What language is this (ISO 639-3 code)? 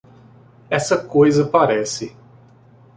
por